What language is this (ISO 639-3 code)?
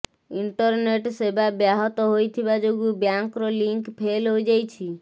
ori